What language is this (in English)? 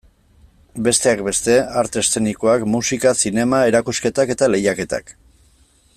Basque